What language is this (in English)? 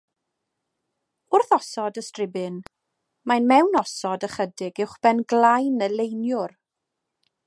Welsh